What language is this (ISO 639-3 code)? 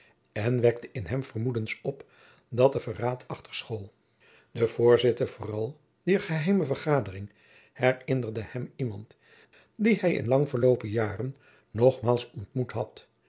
nld